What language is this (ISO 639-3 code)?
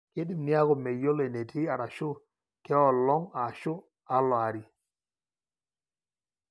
mas